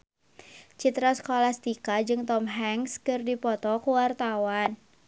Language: Sundanese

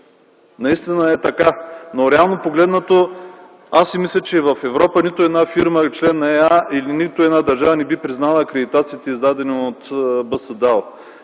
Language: Bulgarian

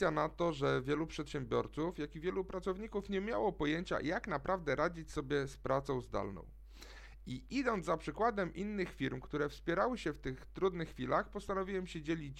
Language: Polish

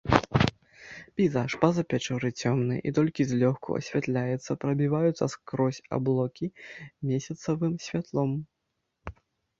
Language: Belarusian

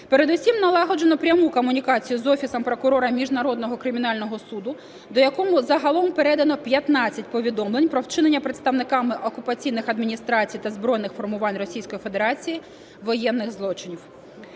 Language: Ukrainian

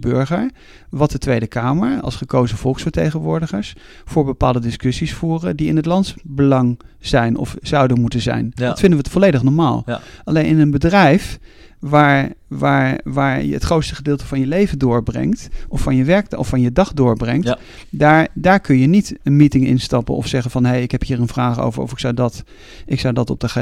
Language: Dutch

